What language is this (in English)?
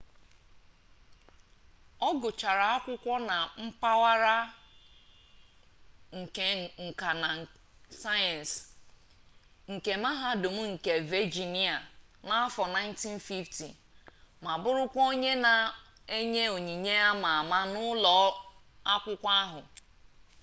Igbo